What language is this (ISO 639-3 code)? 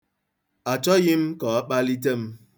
ibo